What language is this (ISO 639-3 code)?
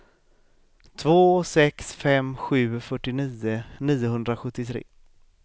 swe